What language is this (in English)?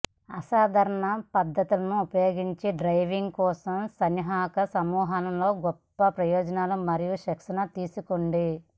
Telugu